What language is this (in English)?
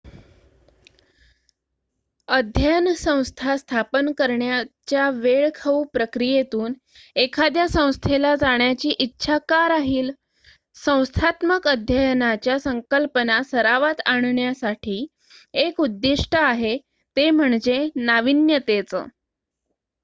Marathi